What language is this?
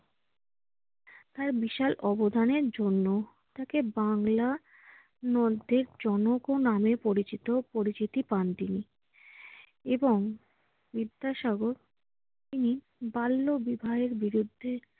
Bangla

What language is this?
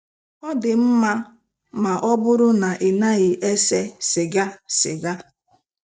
Igbo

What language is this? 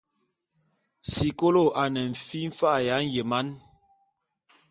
Bulu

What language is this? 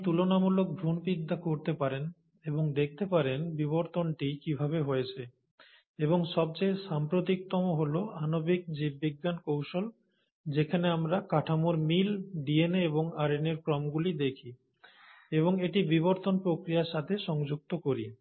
Bangla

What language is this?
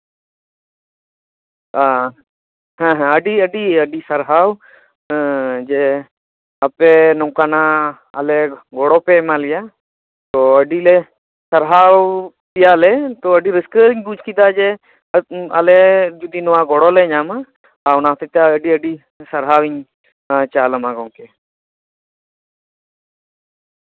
Santali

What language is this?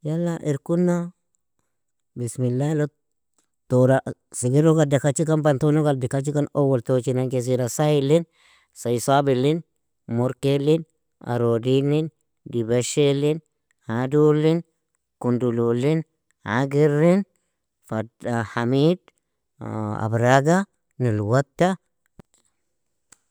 Nobiin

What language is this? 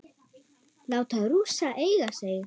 Icelandic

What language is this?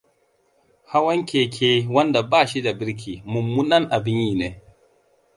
Hausa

